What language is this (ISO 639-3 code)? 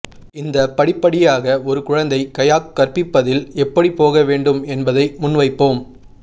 tam